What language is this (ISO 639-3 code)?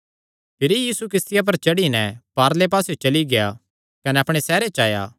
xnr